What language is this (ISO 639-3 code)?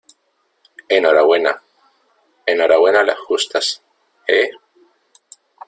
spa